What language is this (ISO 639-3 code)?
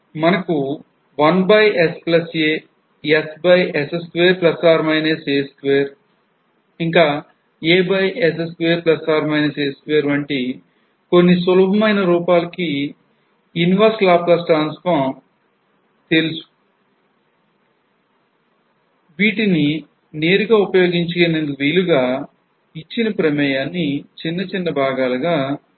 tel